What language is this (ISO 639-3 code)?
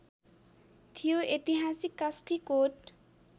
nep